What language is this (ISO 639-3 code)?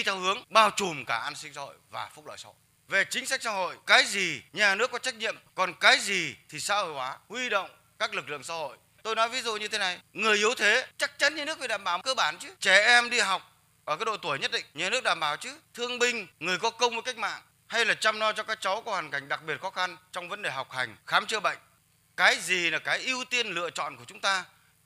vie